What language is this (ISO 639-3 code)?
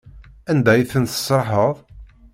kab